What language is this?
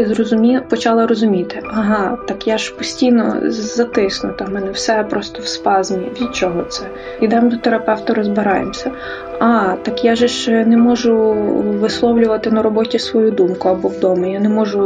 Ukrainian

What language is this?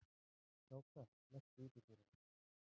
Icelandic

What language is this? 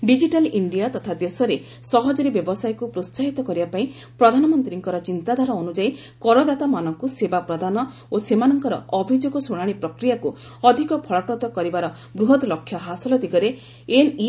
Odia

